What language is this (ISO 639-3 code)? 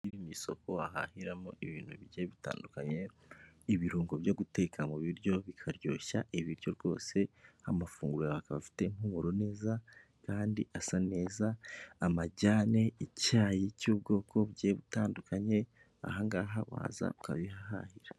kin